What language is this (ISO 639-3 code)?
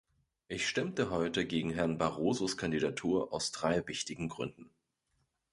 deu